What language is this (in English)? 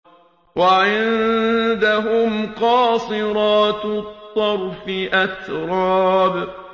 Arabic